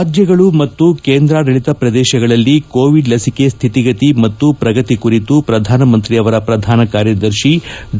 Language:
Kannada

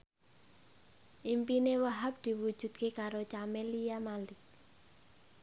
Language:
Javanese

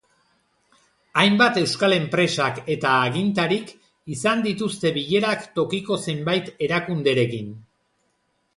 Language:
Basque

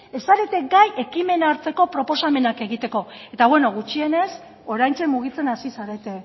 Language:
Basque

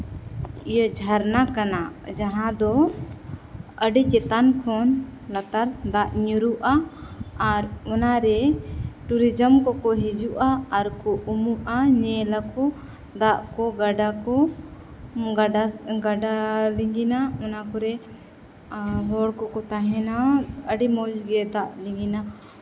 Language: Santali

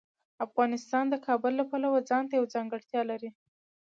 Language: Pashto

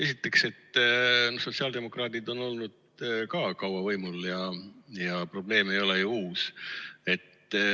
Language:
Estonian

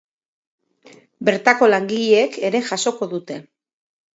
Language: Basque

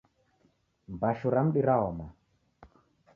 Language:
Taita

